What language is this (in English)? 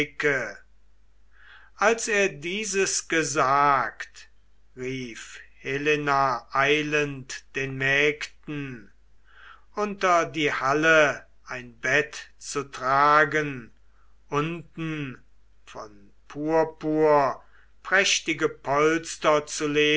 German